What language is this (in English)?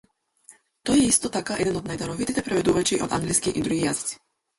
Macedonian